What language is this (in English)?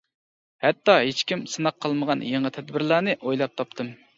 Uyghur